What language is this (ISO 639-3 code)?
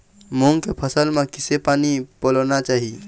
hne